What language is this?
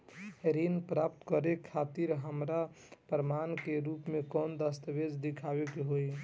Bhojpuri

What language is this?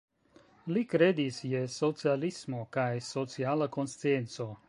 Esperanto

